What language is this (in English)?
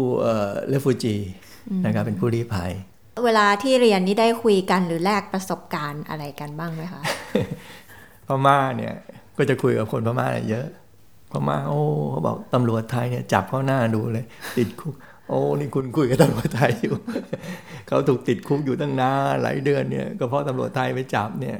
Thai